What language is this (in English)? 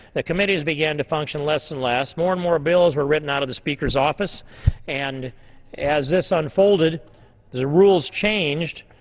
English